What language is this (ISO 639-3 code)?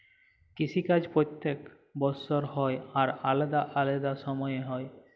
ben